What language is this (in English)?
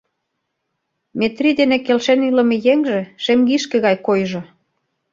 Mari